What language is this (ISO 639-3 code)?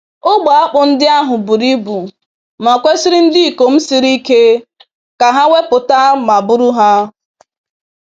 ibo